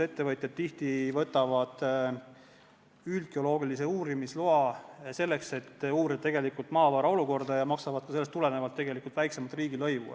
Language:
Estonian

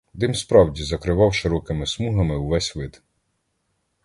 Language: Ukrainian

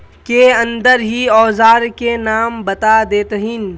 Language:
Magahi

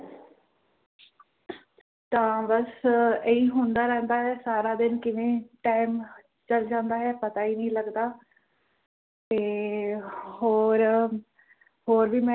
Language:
Punjabi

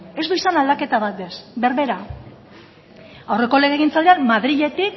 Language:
Basque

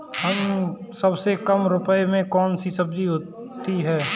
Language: Hindi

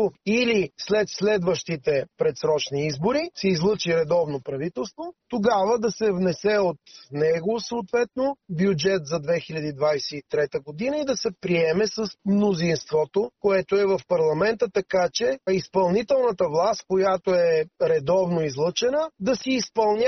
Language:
Bulgarian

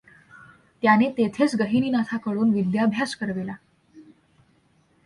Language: Marathi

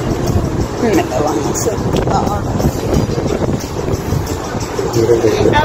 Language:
English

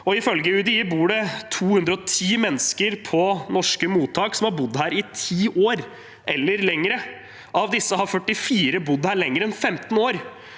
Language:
Norwegian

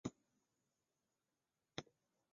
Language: Chinese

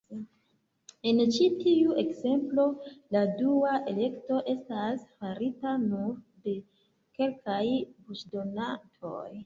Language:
Esperanto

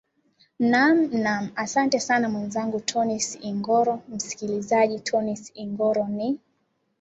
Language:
Swahili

